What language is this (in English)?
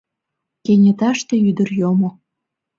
Mari